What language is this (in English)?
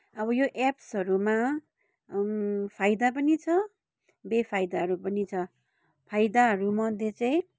Nepali